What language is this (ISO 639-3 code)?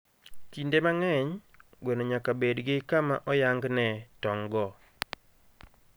luo